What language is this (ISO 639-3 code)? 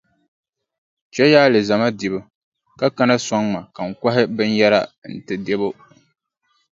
dag